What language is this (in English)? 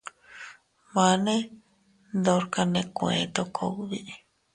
Teutila Cuicatec